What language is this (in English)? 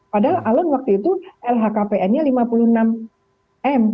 Indonesian